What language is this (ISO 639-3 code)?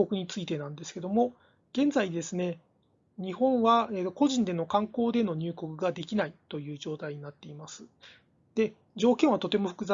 jpn